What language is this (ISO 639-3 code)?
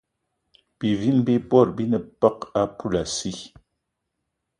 eto